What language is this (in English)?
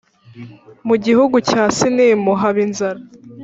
Kinyarwanda